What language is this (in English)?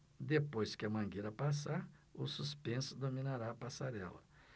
Portuguese